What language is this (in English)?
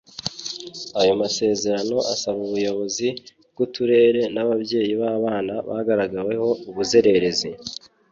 Kinyarwanda